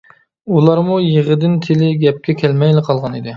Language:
Uyghur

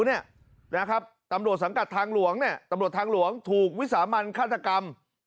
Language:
Thai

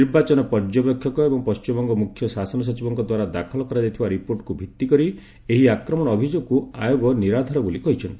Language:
Odia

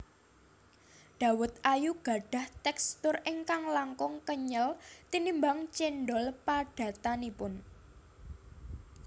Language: Javanese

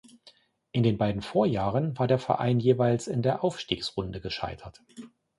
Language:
German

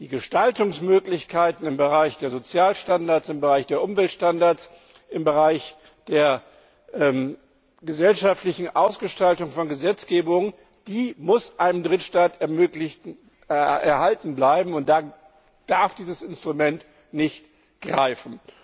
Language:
German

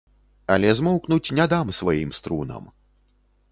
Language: Belarusian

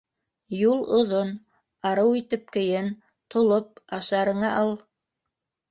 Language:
Bashkir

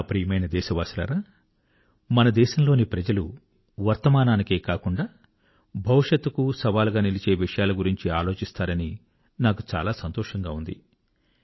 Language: Telugu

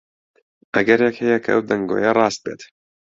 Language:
Central Kurdish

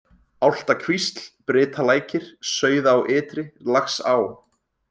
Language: Icelandic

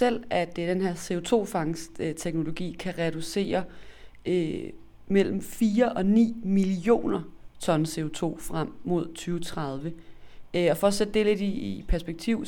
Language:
Danish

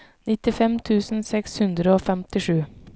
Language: Norwegian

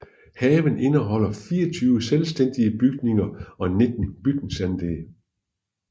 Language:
Danish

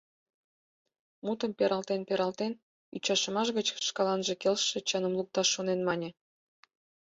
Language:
Mari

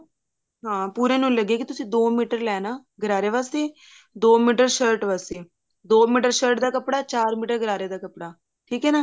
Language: Punjabi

